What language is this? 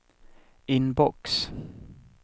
Swedish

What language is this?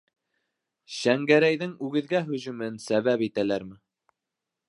Bashkir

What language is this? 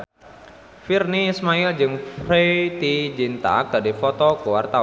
Sundanese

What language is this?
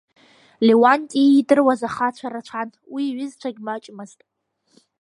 Abkhazian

